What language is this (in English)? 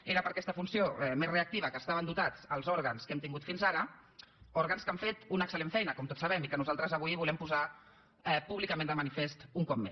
Catalan